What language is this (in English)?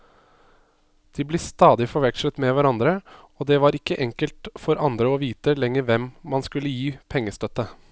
Norwegian